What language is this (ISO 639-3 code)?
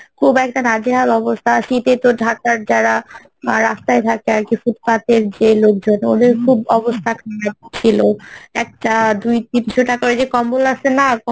ben